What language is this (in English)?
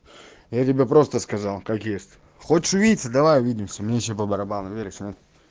Russian